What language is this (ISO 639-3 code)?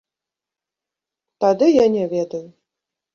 bel